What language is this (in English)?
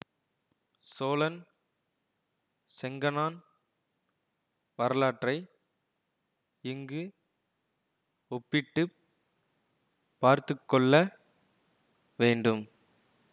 Tamil